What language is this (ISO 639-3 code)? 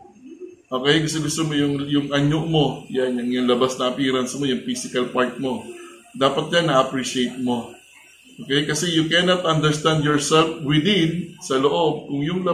fil